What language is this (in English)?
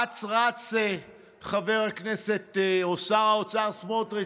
Hebrew